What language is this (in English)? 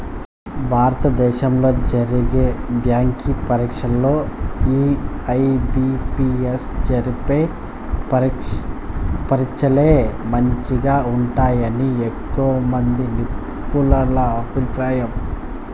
Telugu